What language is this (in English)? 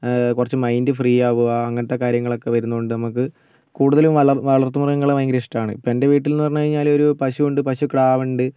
Malayalam